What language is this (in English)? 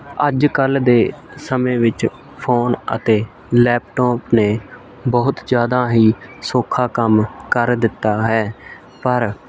Punjabi